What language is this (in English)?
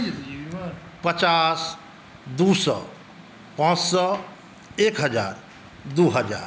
Maithili